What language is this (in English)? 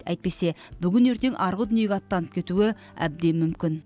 Kazakh